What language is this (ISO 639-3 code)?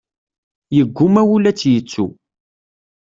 kab